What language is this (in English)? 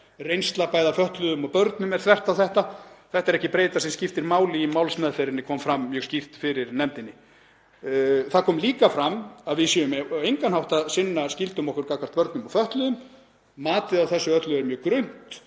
Icelandic